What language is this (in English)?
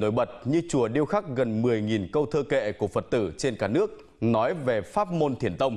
Vietnamese